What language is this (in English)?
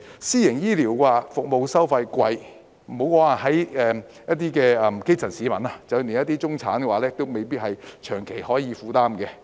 Cantonese